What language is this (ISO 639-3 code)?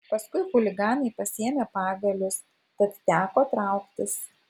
lit